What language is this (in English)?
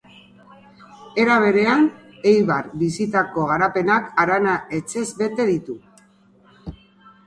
Basque